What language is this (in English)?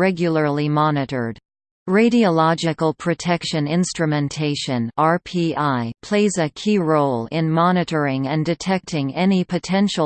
English